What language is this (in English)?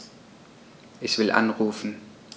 German